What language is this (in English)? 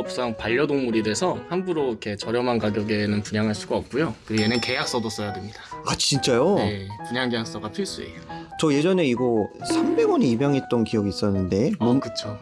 Korean